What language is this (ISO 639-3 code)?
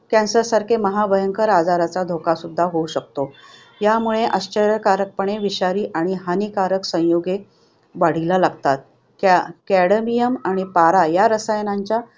mar